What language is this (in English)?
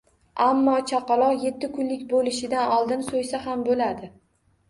Uzbek